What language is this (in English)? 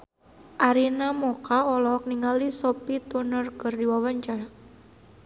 Sundanese